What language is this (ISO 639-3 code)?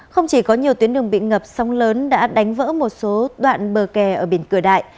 vie